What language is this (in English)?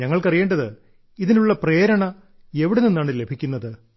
Malayalam